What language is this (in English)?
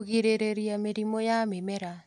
Kikuyu